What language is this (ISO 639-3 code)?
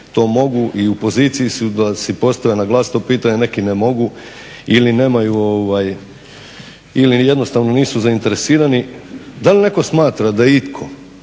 hrv